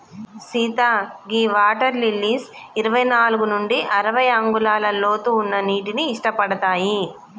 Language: Telugu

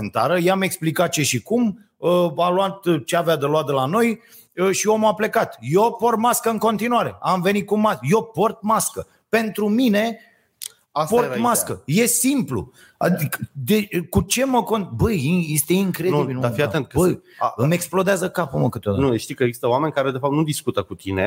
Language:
Romanian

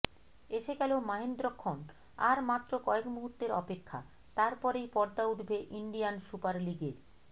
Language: Bangla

